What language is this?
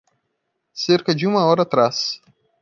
Portuguese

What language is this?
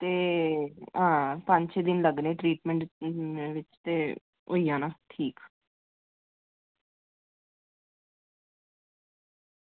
Dogri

